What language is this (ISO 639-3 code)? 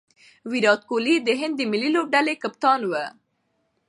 pus